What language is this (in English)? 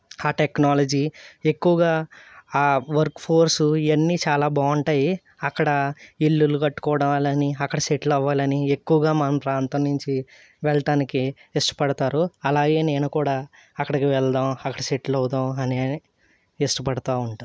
Telugu